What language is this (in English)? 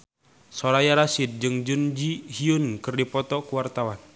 Sundanese